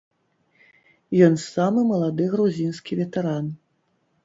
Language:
Belarusian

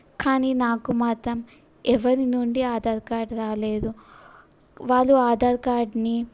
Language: Telugu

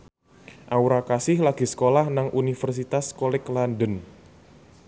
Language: Javanese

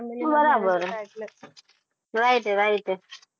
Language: Gujarati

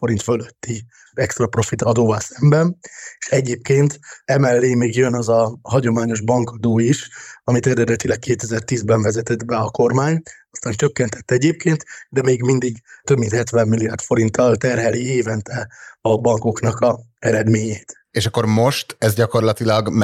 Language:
Hungarian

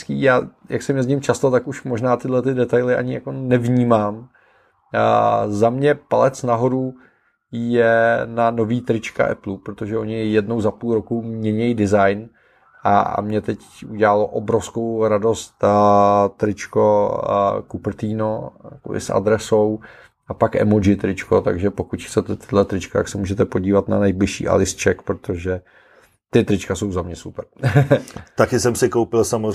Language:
Czech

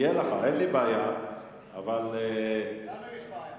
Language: Hebrew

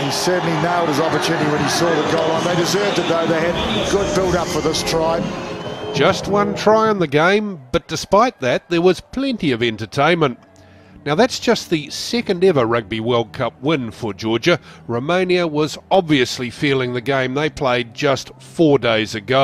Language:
English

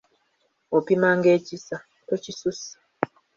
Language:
Ganda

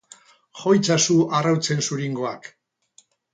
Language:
Basque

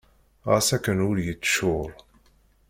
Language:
Kabyle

